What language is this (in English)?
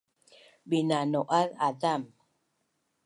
Bunun